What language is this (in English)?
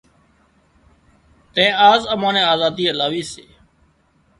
Wadiyara Koli